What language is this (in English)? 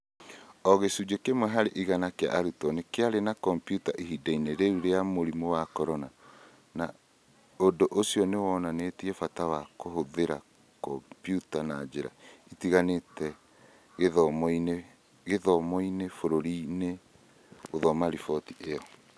Kikuyu